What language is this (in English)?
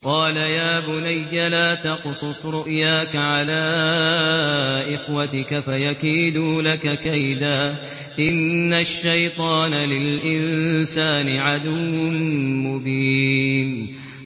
Arabic